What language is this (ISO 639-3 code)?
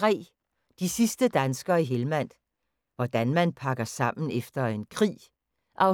dan